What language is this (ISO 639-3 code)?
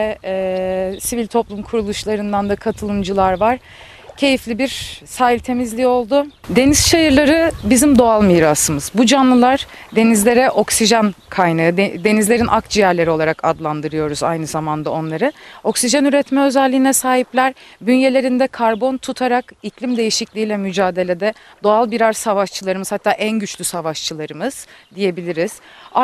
tur